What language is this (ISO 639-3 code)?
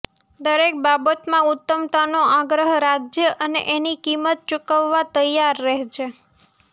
guj